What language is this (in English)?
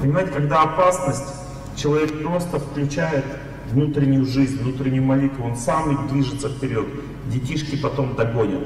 Russian